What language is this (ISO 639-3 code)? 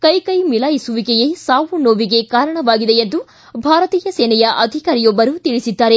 kan